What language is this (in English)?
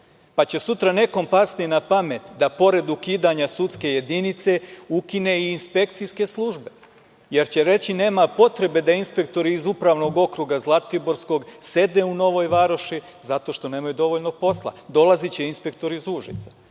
Serbian